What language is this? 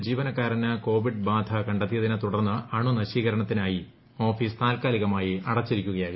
Malayalam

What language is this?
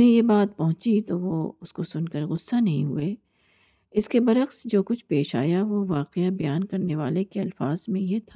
Urdu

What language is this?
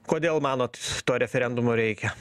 Lithuanian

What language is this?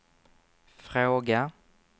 Swedish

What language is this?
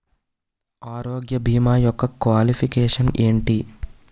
Telugu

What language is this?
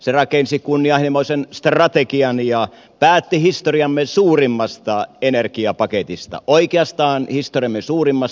Finnish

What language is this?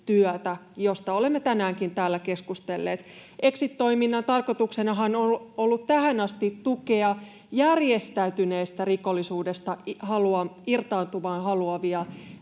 Finnish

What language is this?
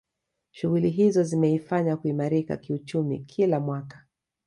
Swahili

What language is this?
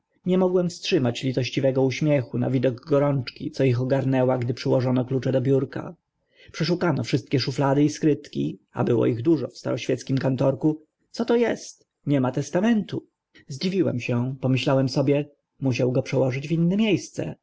Polish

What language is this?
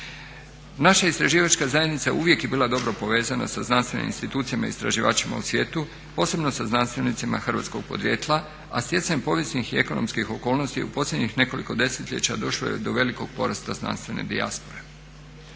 Croatian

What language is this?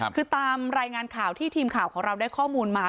Thai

